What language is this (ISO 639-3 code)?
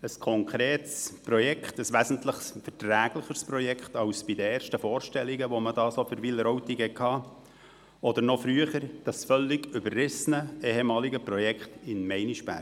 gsw